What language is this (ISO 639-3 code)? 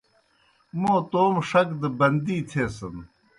plk